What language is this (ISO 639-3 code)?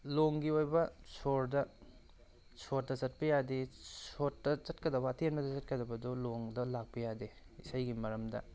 mni